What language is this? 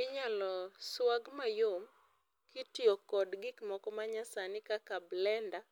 Luo (Kenya and Tanzania)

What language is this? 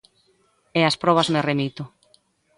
Galician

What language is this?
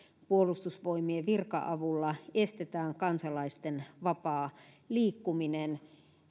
Finnish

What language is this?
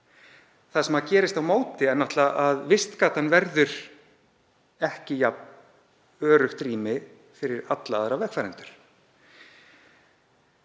Icelandic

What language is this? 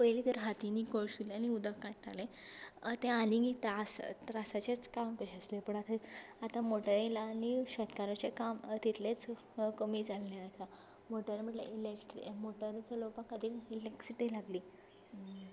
Konkani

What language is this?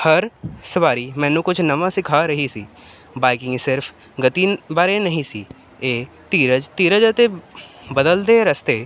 Punjabi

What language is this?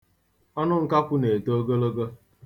Igbo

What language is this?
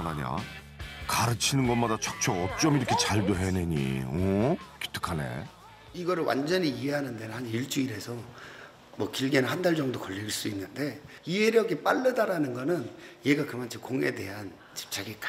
Korean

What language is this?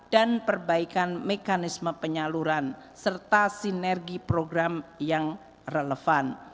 Indonesian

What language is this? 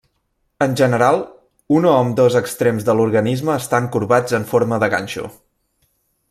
Catalan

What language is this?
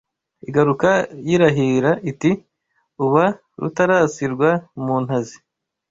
Kinyarwanda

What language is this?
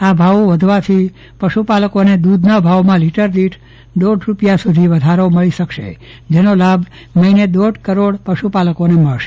Gujarati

